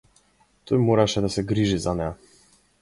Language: Macedonian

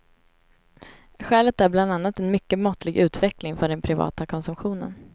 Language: Swedish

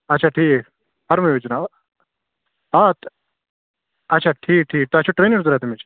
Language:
Kashmiri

